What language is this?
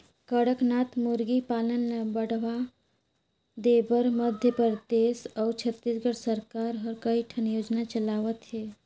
Chhattisgarhi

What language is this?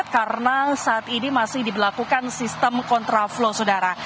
Indonesian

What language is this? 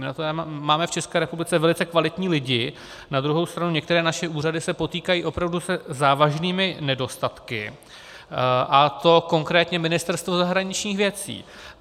Czech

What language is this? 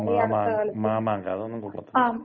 Malayalam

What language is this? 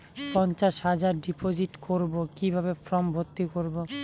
Bangla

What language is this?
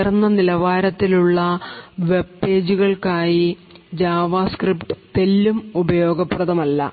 Malayalam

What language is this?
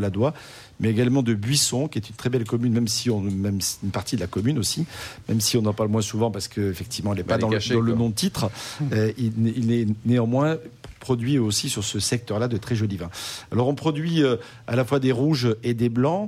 French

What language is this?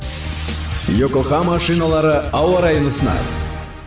Kazakh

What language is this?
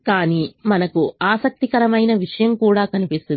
Telugu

